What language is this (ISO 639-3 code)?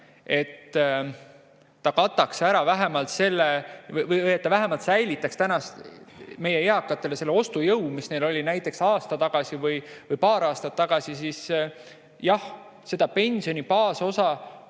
est